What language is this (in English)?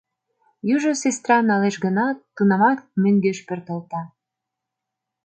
Mari